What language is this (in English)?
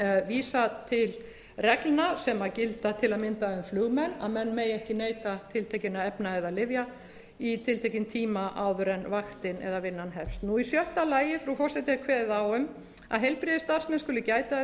Icelandic